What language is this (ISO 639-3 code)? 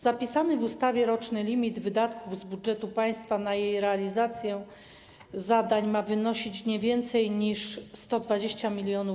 pol